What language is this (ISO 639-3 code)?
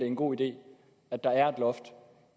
dan